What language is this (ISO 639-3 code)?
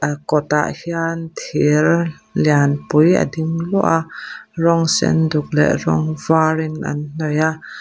lus